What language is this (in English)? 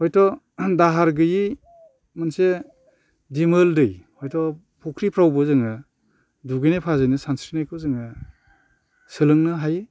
Bodo